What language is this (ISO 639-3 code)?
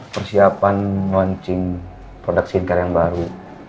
ind